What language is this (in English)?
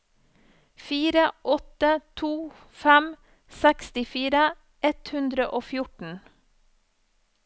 Norwegian